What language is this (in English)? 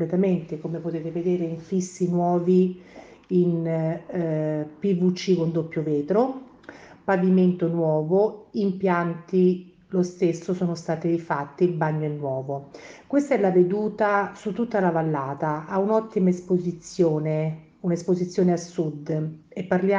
Italian